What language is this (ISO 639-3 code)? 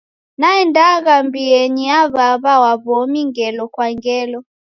dav